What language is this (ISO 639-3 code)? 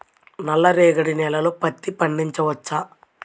tel